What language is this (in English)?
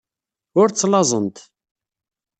Kabyle